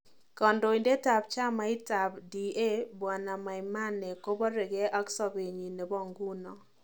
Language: Kalenjin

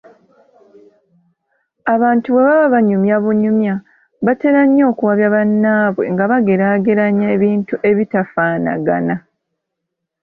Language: Ganda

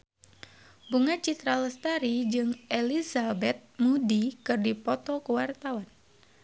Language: Sundanese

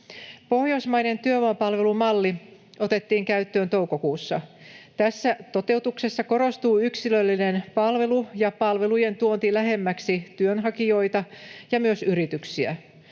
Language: Finnish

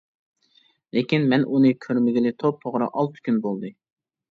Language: Uyghur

